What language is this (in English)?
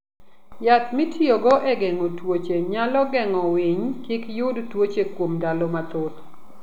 Luo (Kenya and Tanzania)